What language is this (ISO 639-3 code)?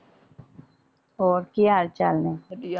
pan